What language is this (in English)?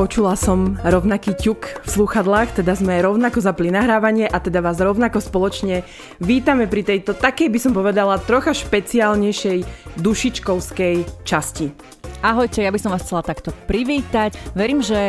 Slovak